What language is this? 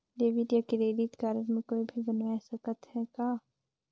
Chhattisgarhi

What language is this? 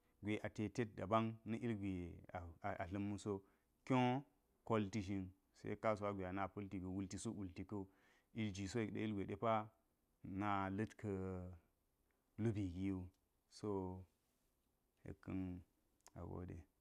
Geji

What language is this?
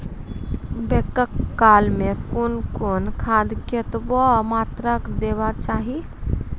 Maithili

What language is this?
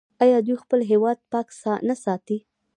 Pashto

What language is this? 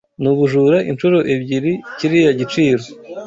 Kinyarwanda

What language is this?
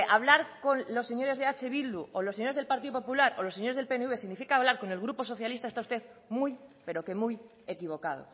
Spanish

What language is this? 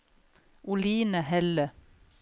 Norwegian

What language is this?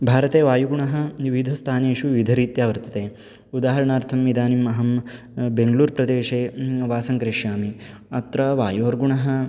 Sanskrit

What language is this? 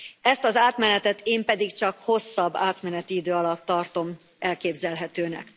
Hungarian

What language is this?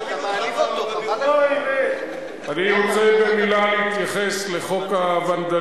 Hebrew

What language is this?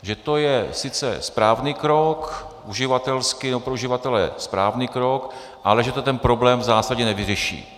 Czech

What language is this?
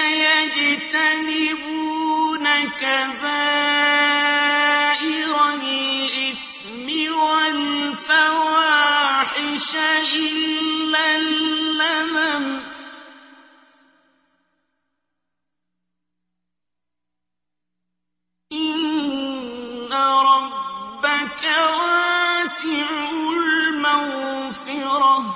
Arabic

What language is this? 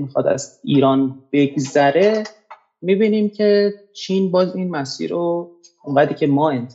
Persian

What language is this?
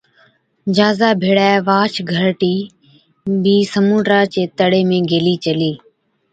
Od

